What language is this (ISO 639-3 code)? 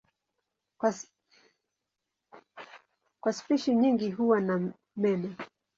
swa